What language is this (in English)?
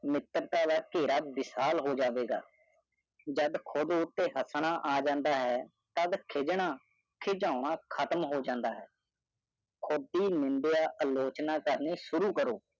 Punjabi